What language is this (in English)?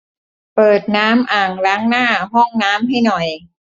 Thai